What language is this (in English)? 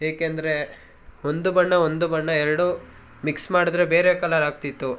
Kannada